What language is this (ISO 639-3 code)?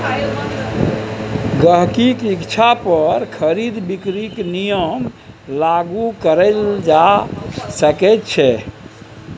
mai